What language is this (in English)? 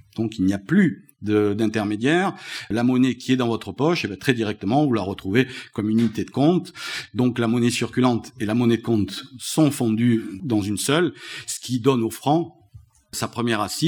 French